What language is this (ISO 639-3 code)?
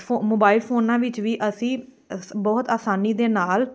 pan